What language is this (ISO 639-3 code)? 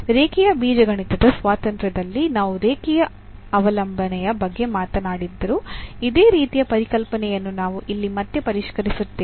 kan